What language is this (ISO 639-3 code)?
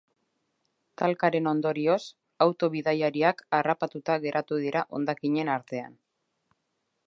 eus